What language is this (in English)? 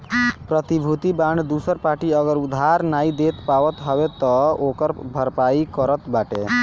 Bhojpuri